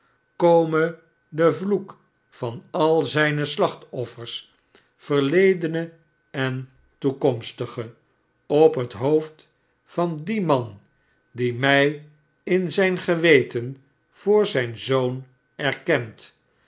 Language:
Dutch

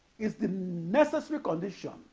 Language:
English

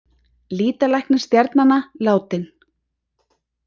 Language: Icelandic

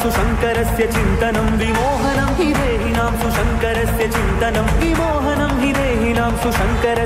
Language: Arabic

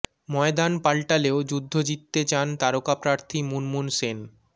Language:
Bangla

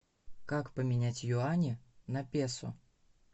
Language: Russian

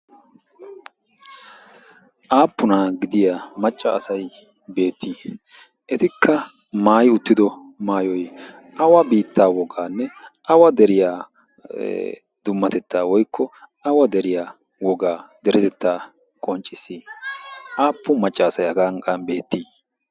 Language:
Wolaytta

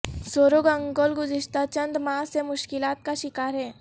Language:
Urdu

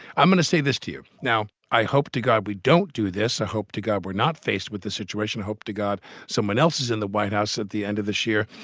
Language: English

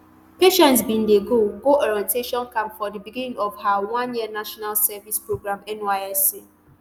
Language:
Nigerian Pidgin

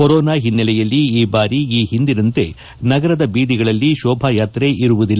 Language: Kannada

